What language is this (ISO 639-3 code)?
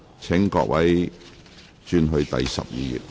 yue